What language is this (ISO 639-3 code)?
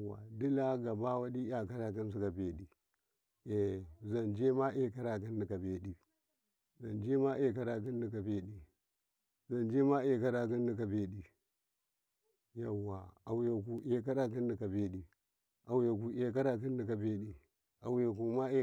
kai